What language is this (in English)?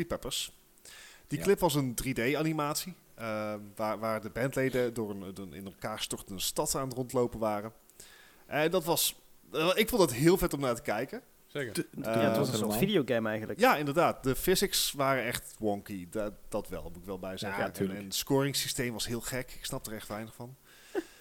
Dutch